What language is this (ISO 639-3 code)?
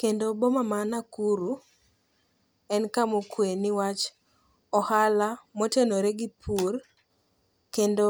luo